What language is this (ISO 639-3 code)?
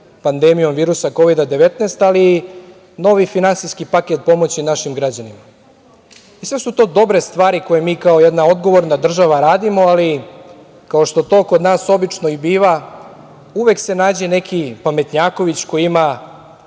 srp